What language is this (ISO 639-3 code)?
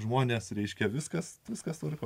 lit